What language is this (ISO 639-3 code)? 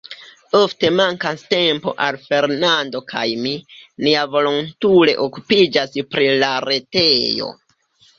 epo